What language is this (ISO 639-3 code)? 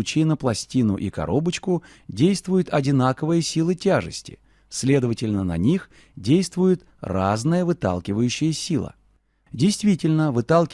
rus